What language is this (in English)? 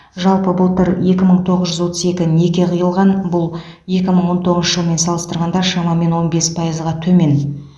Kazakh